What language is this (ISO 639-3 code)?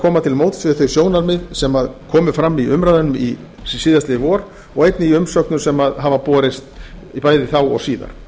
isl